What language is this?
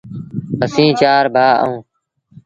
Sindhi Bhil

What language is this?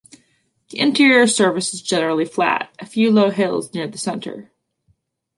English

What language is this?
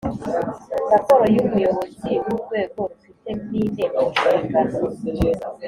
Kinyarwanda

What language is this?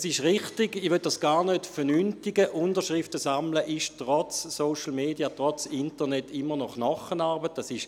Swiss German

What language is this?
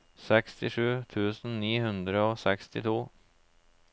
Norwegian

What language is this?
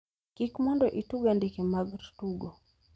Luo (Kenya and Tanzania)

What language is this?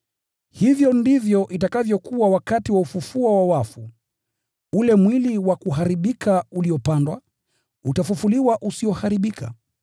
Swahili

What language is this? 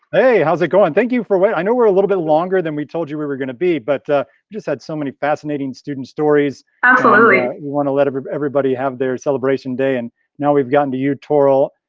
English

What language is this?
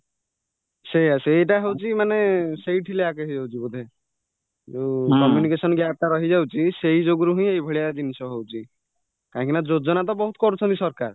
Odia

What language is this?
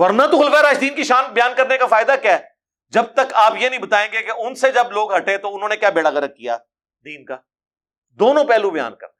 Urdu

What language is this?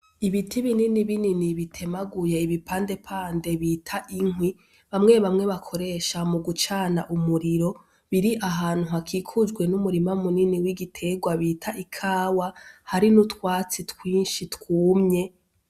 Rundi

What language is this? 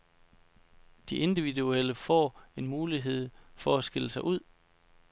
Danish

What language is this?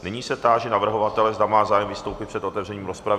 Czech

